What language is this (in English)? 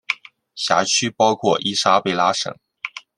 Chinese